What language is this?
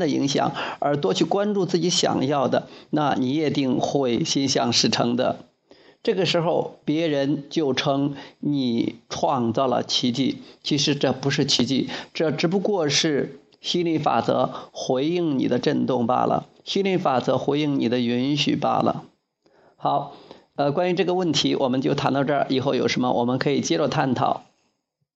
Chinese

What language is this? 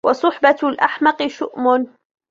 Arabic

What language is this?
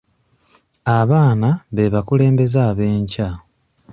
Ganda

